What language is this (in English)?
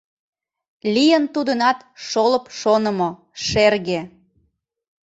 Mari